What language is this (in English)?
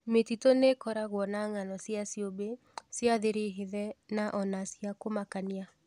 Kikuyu